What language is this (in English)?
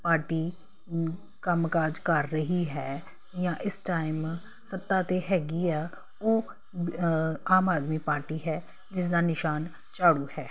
Punjabi